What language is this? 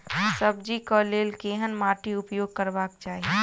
Maithili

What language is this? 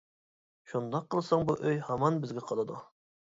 Uyghur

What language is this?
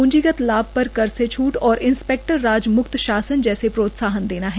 Hindi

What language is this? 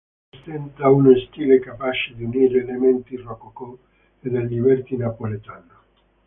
Italian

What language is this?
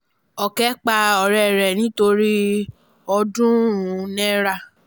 Yoruba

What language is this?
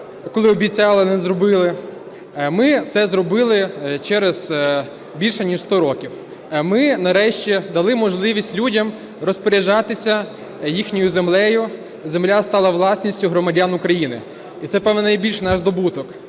Ukrainian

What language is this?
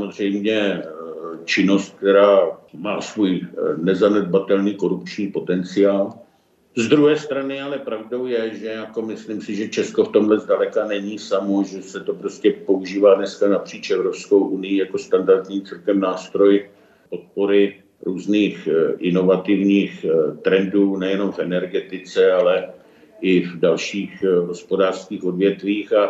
Czech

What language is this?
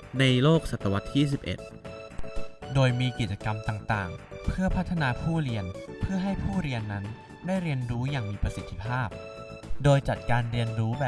Thai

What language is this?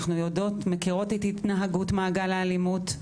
Hebrew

